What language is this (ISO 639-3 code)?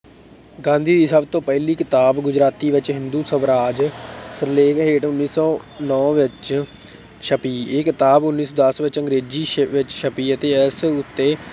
pan